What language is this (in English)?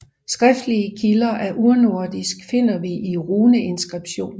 Danish